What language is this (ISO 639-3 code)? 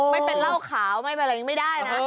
tha